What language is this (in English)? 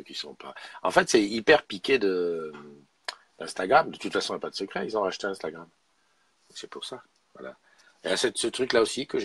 French